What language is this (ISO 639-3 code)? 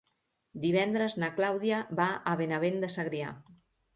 cat